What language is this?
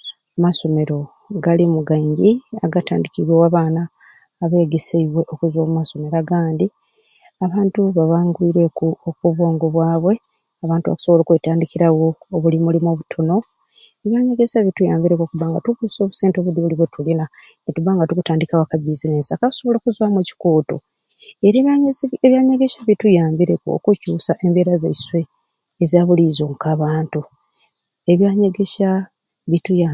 Ruuli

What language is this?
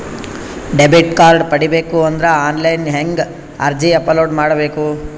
Kannada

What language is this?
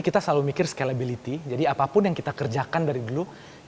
Indonesian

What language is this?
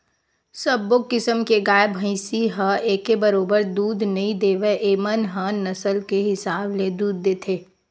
Chhattisgarhi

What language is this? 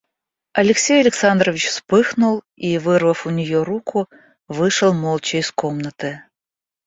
Russian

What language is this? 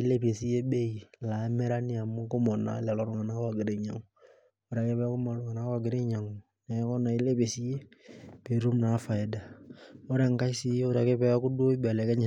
Masai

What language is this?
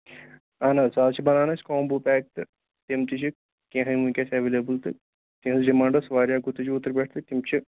Kashmiri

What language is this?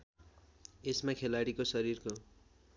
Nepali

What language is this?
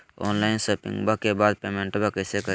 Magahi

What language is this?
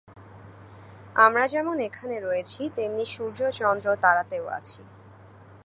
Bangla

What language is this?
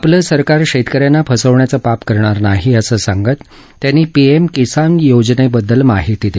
Marathi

